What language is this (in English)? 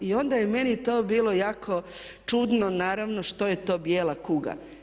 Croatian